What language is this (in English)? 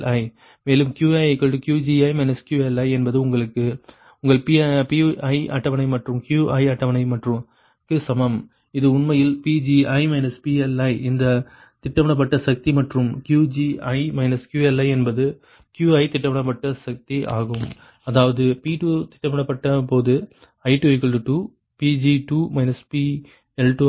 Tamil